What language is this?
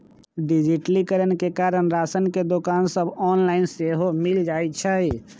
Magahi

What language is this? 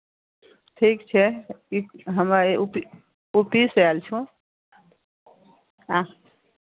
Maithili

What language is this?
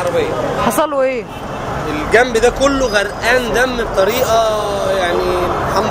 Arabic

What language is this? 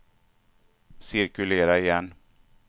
Swedish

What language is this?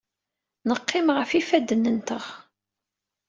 Kabyle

